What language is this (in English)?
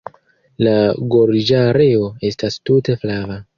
Esperanto